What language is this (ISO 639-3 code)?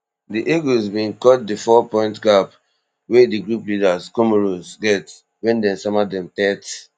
pcm